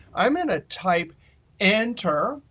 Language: English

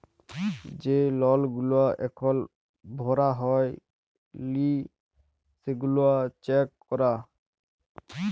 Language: Bangla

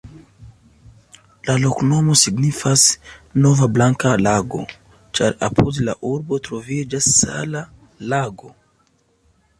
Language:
Esperanto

